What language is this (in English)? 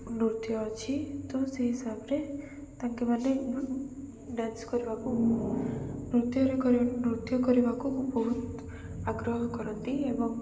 Odia